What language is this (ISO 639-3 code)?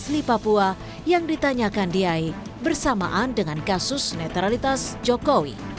ind